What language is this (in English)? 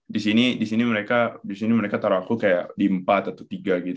Indonesian